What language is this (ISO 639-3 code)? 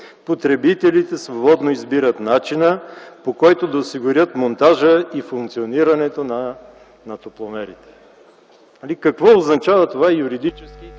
bul